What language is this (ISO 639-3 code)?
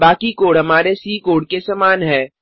hin